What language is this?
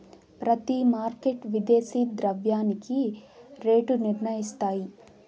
Telugu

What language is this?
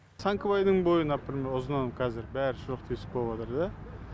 Kazakh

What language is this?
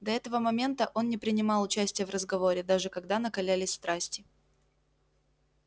Russian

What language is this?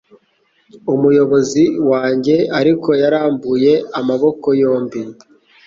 Kinyarwanda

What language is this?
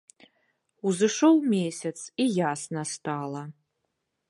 Belarusian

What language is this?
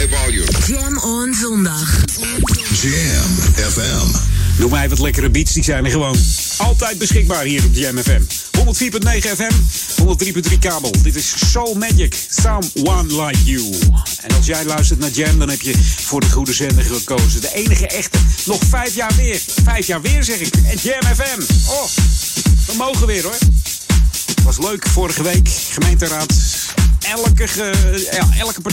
Dutch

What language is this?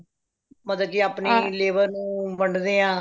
Punjabi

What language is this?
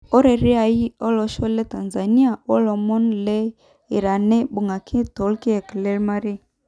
Masai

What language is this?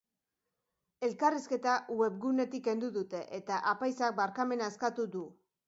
Basque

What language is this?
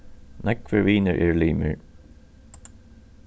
Faroese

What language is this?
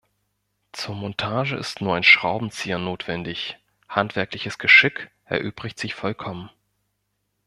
German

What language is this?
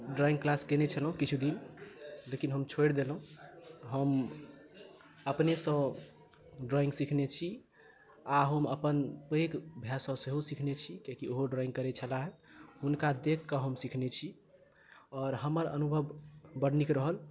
Maithili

